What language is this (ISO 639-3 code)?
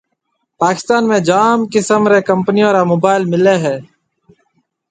mve